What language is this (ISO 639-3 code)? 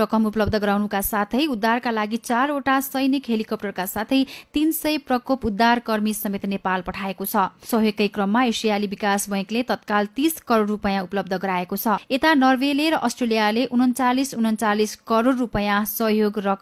hin